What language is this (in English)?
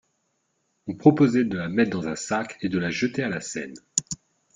French